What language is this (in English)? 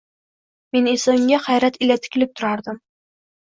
Uzbek